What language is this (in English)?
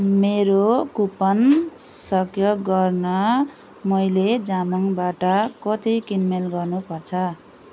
Nepali